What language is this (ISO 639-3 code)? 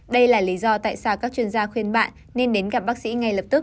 vie